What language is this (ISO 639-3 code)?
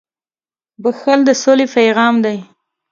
pus